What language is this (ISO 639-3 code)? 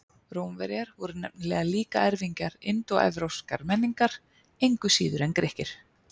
isl